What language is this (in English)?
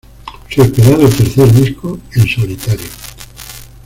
Spanish